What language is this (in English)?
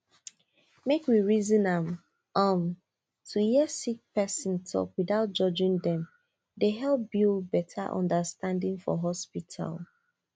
Nigerian Pidgin